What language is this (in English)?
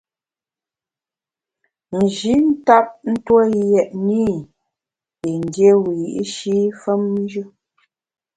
Bamun